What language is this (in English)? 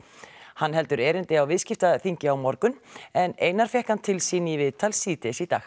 Icelandic